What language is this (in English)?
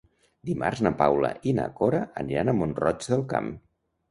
Catalan